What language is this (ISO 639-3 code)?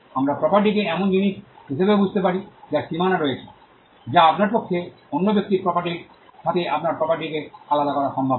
ben